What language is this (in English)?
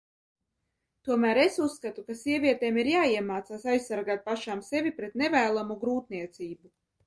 Latvian